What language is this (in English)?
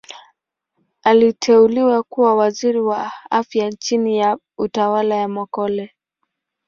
Swahili